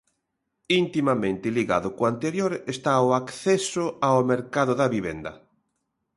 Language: Galician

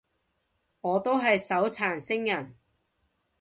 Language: Cantonese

